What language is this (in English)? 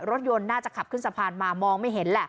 Thai